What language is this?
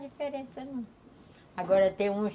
Portuguese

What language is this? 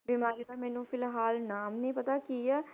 Punjabi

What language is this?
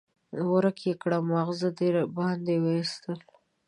Pashto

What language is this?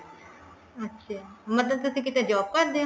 Punjabi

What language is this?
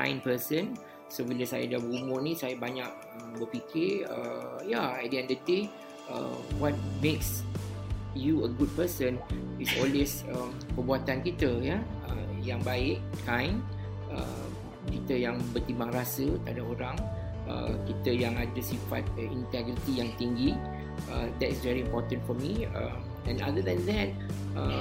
Malay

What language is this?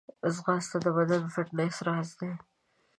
Pashto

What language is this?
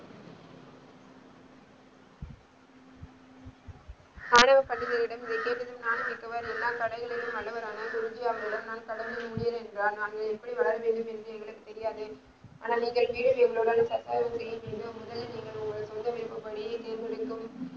Tamil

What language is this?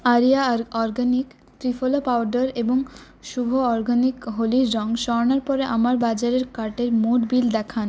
Bangla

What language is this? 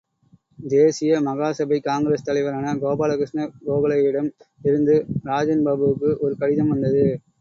Tamil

